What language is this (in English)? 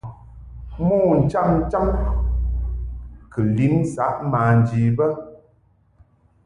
Mungaka